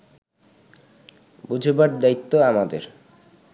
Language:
Bangla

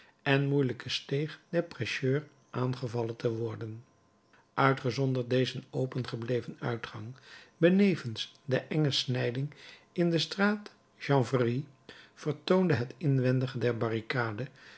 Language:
Dutch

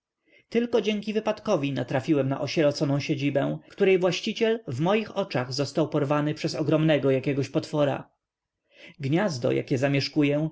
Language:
Polish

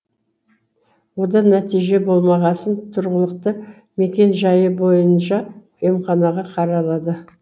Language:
Kazakh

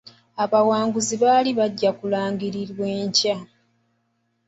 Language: Ganda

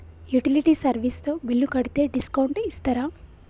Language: Telugu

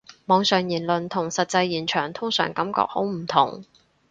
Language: Cantonese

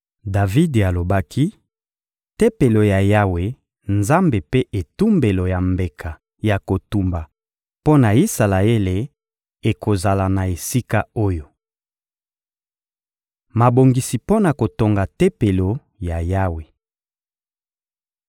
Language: Lingala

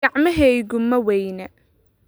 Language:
Somali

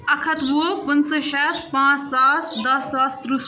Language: Kashmiri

